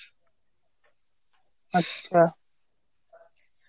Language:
Bangla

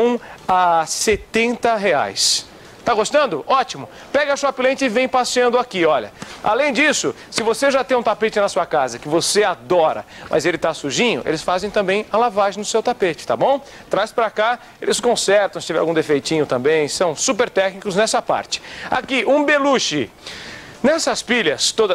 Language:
Portuguese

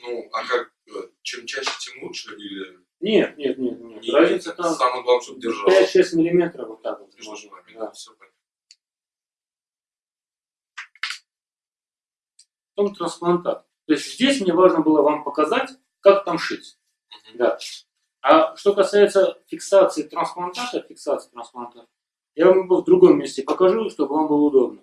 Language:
Russian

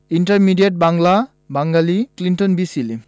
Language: Bangla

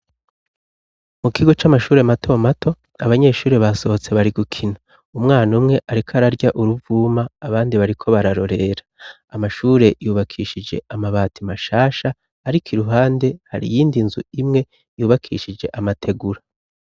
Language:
Rundi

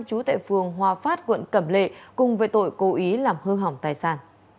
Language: Vietnamese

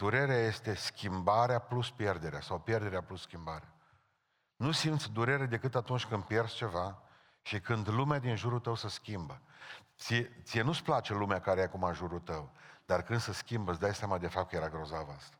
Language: Romanian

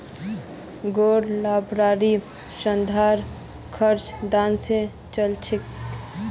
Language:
Magahi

